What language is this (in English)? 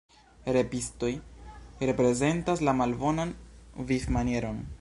Esperanto